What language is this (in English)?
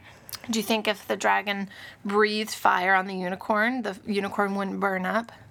English